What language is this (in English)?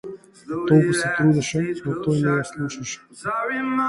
Macedonian